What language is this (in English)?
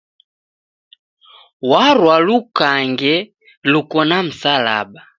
Taita